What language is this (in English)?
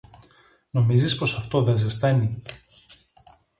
Greek